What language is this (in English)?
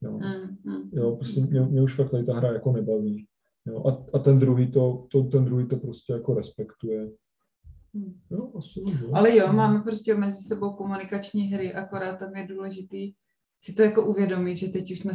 Czech